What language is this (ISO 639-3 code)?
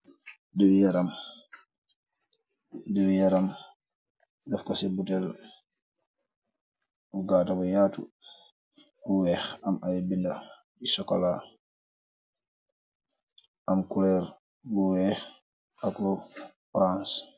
wol